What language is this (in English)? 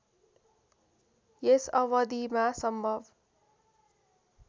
Nepali